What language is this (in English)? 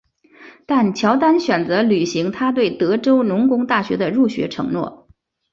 Chinese